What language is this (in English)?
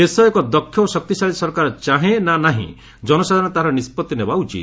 Odia